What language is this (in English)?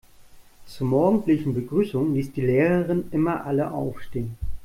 German